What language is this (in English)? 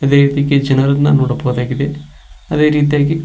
Kannada